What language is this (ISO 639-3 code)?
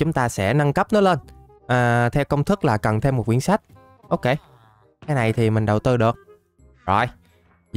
vie